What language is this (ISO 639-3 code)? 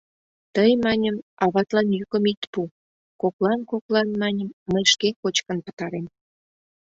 chm